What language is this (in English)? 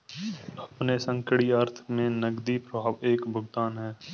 Hindi